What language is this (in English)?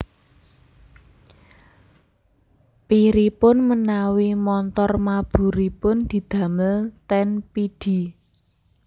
Javanese